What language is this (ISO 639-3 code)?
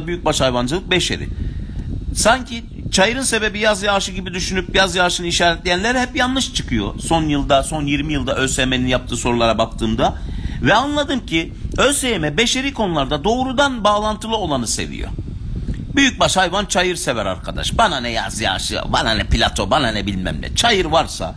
tur